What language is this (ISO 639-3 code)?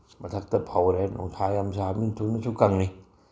mni